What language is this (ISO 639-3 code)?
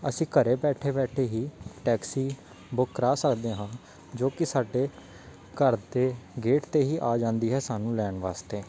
pan